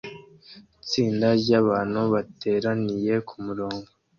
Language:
Kinyarwanda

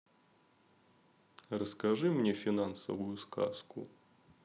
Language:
Russian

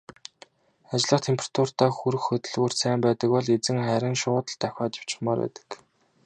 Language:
Mongolian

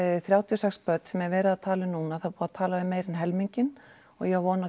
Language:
Icelandic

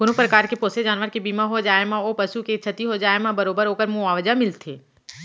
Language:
Chhattisgarhi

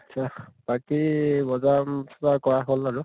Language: Assamese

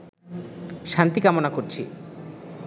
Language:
Bangla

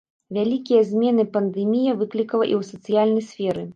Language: Belarusian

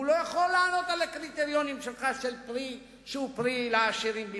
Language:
Hebrew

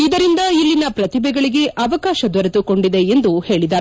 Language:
Kannada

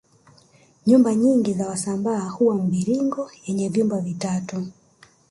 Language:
Swahili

